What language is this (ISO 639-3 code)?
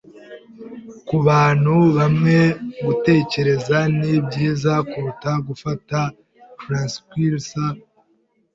kin